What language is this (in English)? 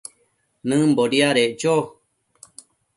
Matsés